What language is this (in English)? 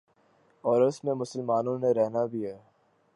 Urdu